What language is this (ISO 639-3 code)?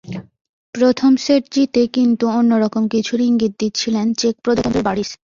ben